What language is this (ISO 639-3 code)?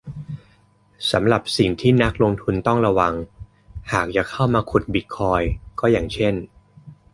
tha